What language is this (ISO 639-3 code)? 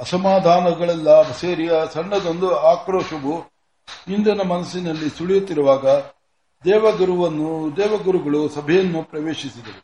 kan